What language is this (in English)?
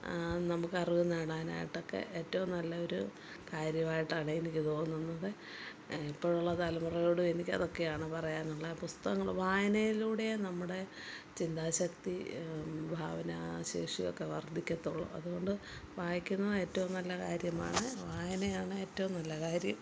Malayalam